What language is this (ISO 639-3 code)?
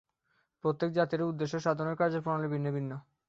ben